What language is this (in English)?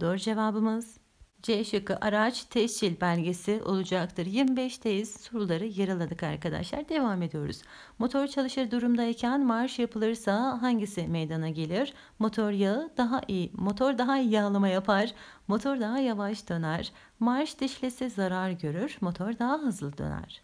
Turkish